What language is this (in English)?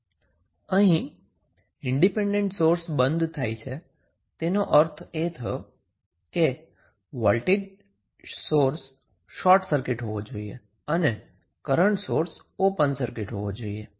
Gujarati